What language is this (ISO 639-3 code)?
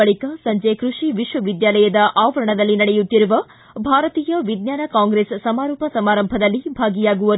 kan